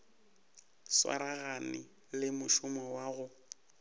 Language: Northern Sotho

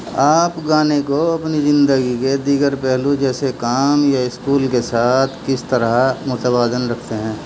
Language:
Urdu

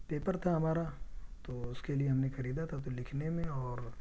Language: Urdu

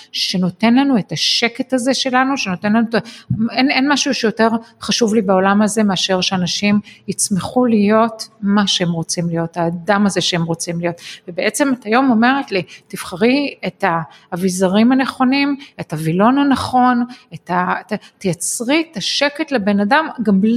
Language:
Hebrew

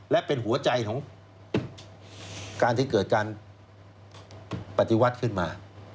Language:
Thai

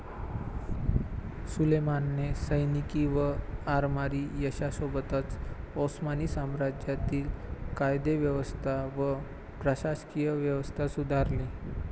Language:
Marathi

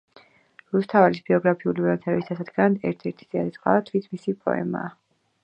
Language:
Georgian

